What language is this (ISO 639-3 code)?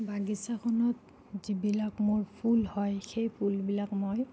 asm